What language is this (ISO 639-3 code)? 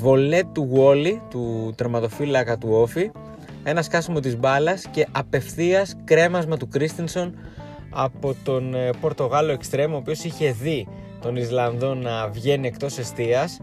ell